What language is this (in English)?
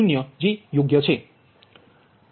Gujarati